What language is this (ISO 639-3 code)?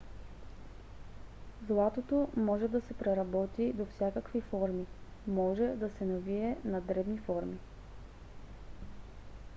bul